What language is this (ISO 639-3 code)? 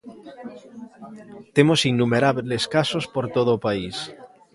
glg